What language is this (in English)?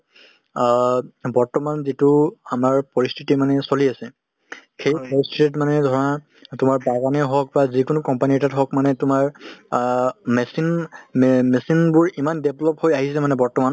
Assamese